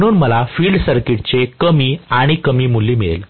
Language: Marathi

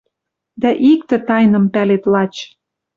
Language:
Western Mari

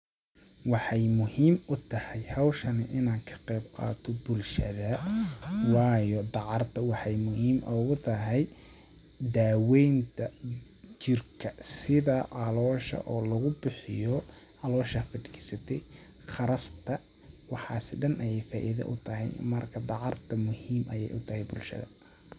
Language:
Somali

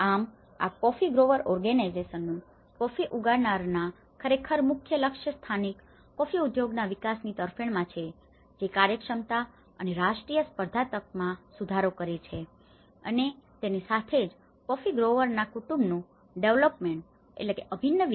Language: Gujarati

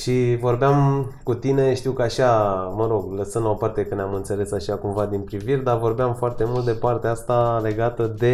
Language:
Romanian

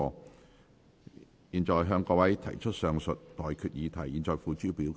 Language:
Cantonese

